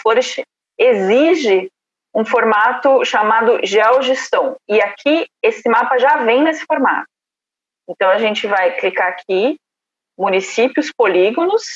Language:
Portuguese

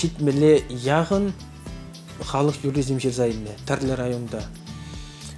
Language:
Russian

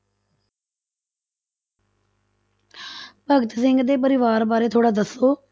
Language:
Punjabi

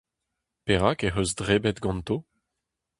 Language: Breton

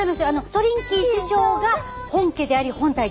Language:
Japanese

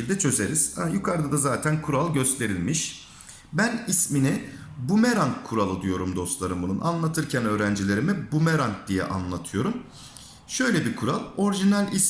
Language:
Turkish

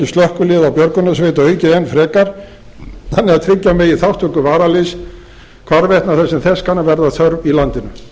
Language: Icelandic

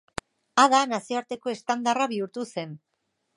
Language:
Basque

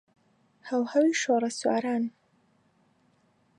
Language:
Central Kurdish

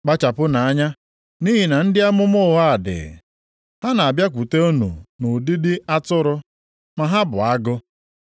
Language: Igbo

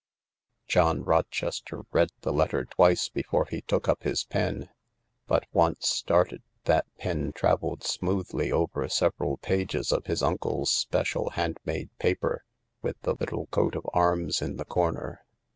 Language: English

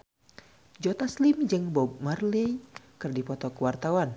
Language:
Sundanese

